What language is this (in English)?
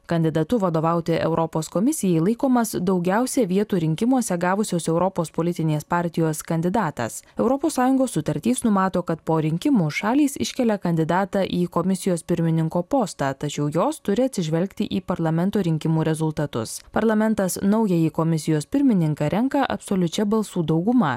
Lithuanian